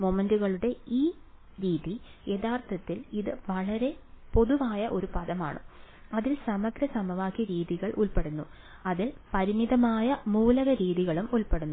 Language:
Malayalam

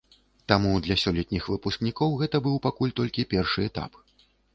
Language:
Belarusian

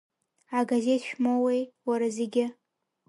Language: Abkhazian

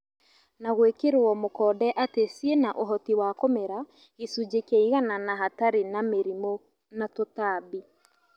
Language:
Kikuyu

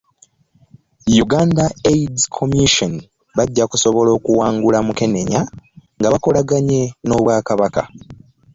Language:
Ganda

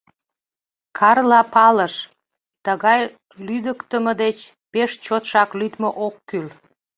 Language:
Mari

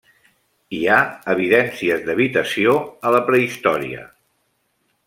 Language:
Catalan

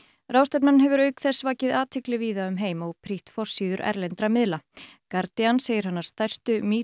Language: Icelandic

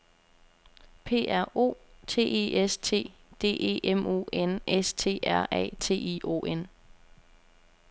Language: Danish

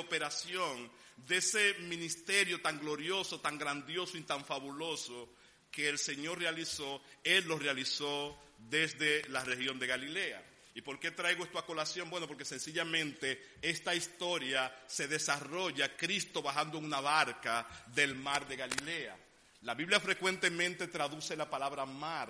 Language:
Spanish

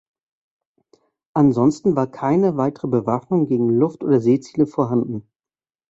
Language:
German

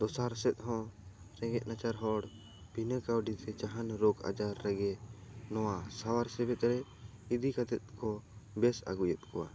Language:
Santali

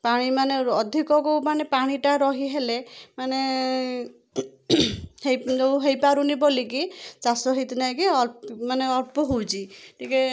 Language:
Odia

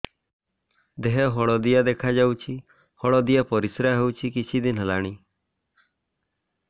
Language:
Odia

